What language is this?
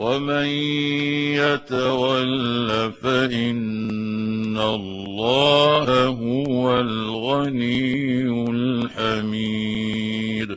Arabic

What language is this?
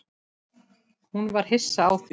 Icelandic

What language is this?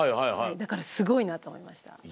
Japanese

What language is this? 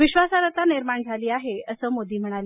Marathi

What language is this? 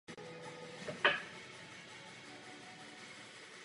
Czech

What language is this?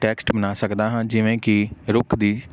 Punjabi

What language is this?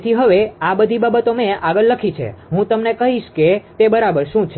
Gujarati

